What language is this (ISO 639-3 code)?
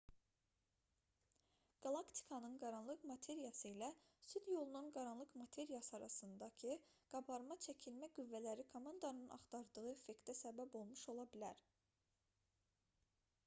aze